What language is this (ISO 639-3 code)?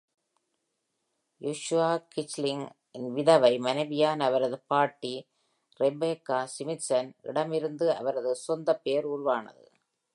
tam